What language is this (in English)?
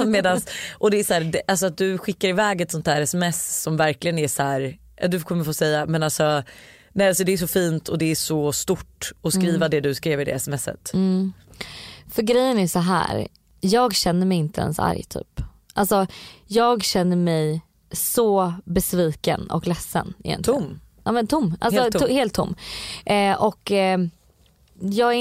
Swedish